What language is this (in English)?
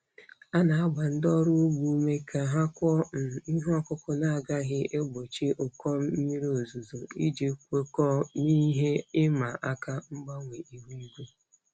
Igbo